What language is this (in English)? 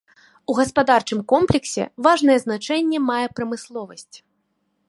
Belarusian